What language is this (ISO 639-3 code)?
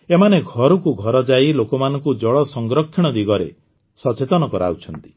ori